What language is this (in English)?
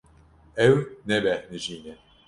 Kurdish